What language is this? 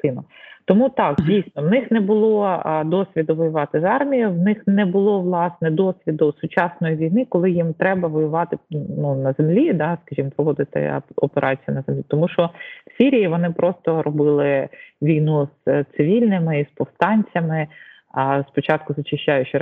Ukrainian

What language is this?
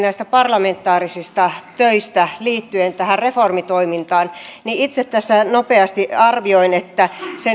Finnish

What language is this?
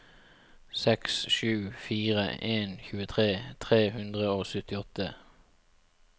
Norwegian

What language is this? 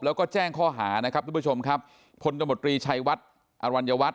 Thai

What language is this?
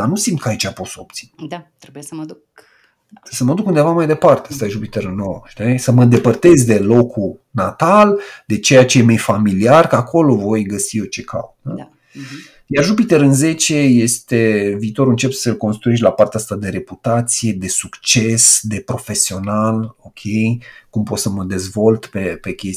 Romanian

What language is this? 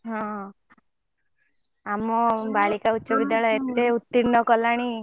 Odia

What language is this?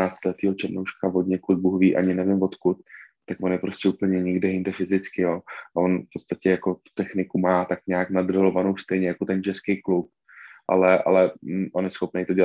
Czech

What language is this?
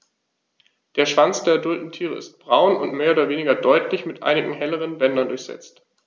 German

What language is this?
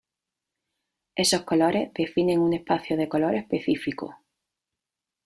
Spanish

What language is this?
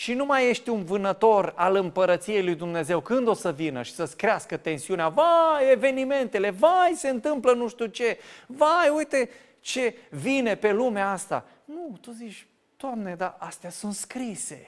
Romanian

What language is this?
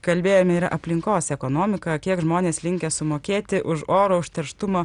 Lithuanian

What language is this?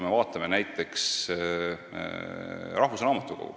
Estonian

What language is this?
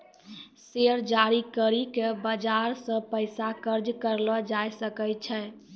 Maithili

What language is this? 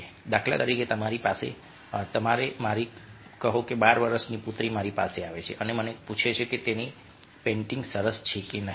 Gujarati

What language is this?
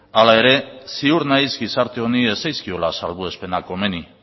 Basque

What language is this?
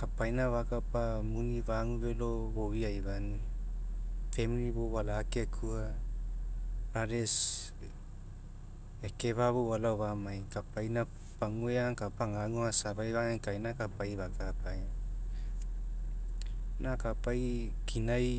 Mekeo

